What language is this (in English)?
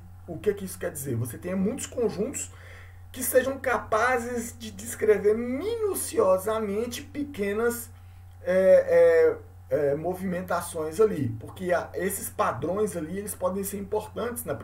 Portuguese